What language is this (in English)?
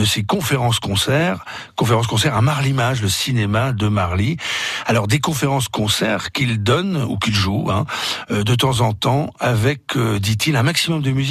French